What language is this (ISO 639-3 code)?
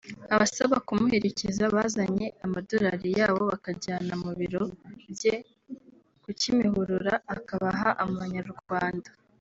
kin